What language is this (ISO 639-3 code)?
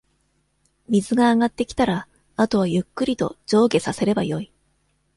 jpn